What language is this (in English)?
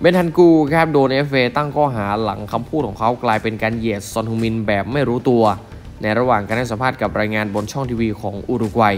Thai